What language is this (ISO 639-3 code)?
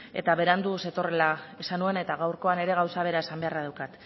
eus